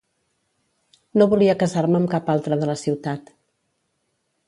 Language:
Catalan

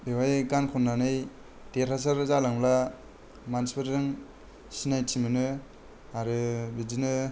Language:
Bodo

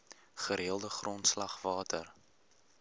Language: Afrikaans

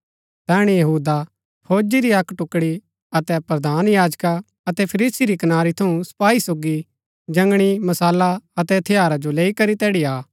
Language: Gaddi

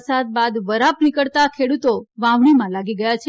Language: Gujarati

